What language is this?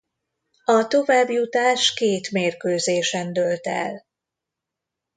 Hungarian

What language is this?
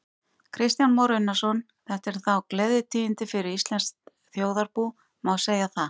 Icelandic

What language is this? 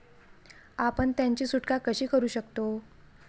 Marathi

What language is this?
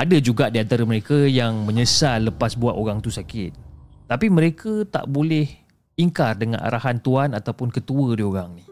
Malay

